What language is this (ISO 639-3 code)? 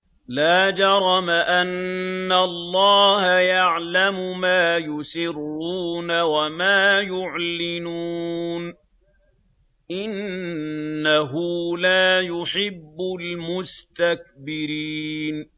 ara